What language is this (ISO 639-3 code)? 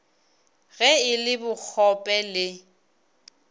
nso